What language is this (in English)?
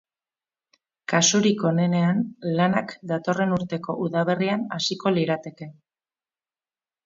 Basque